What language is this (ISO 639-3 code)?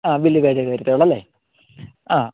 mal